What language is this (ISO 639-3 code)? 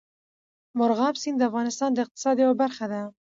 pus